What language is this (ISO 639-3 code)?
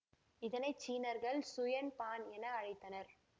tam